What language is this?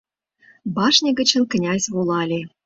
Mari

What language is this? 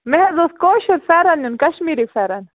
Kashmiri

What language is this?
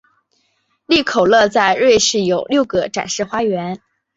Chinese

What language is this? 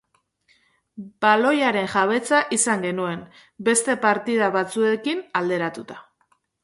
Basque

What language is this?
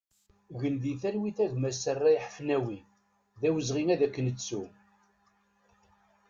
Kabyle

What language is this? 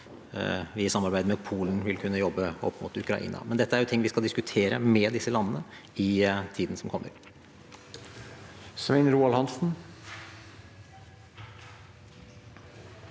Norwegian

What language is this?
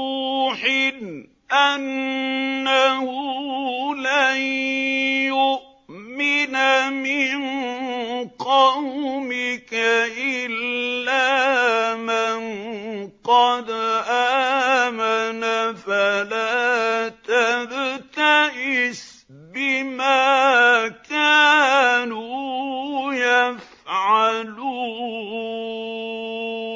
Arabic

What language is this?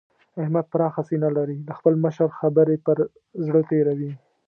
Pashto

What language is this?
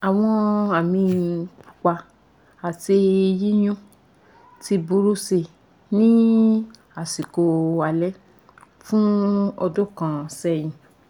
Yoruba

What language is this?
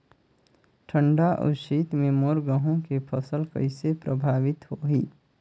Chhattisgarhi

